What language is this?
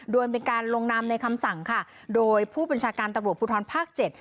Thai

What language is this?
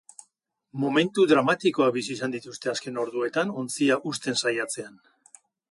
Basque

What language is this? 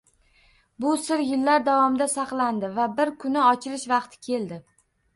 Uzbek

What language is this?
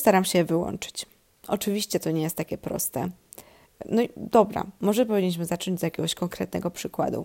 Polish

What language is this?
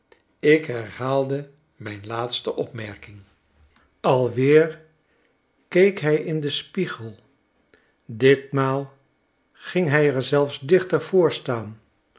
Dutch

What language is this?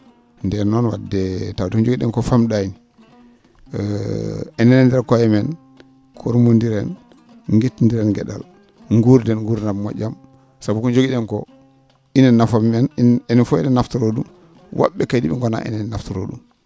Fula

